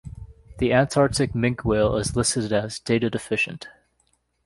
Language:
English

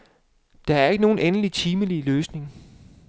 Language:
Danish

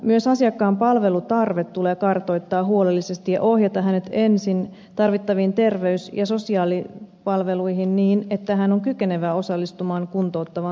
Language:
Finnish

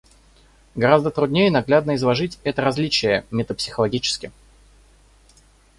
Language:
Russian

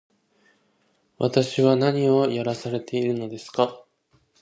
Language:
Japanese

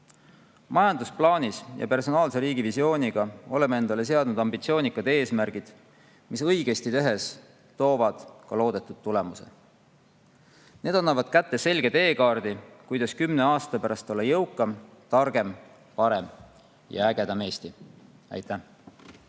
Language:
Estonian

